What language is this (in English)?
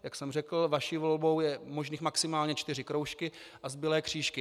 Czech